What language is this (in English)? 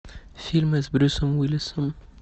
Russian